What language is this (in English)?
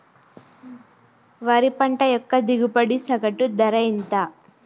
Telugu